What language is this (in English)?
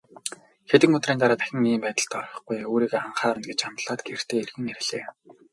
Mongolian